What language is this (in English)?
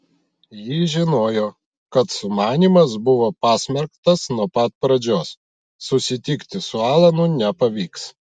Lithuanian